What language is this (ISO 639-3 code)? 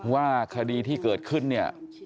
tha